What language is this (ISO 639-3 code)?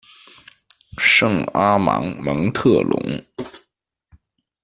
zho